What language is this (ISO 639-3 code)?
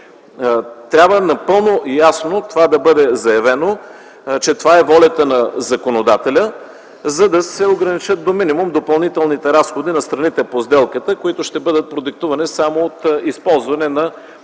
bul